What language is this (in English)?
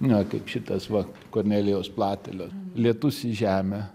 Lithuanian